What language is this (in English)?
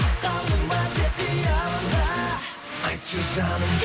Kazakh